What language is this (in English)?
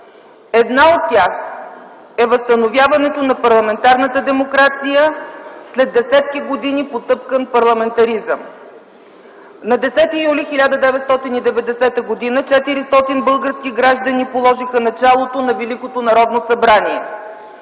Bulgarian